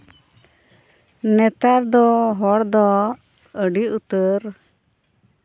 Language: Santali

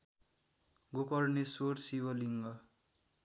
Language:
Nepali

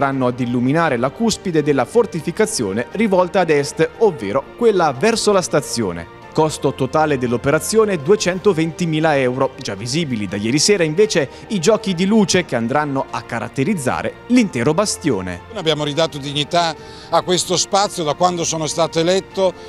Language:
Italian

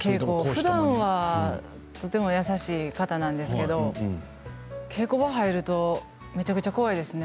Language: Japanese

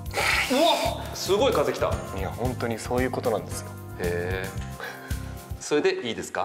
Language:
Japanese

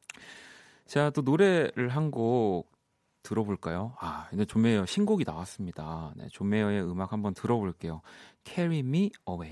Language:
Korean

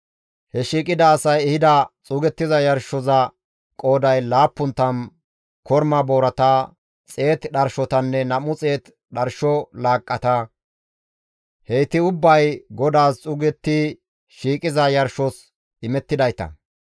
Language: Gamo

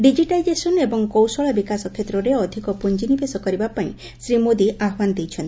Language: Odia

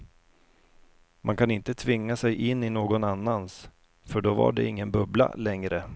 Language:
Swedish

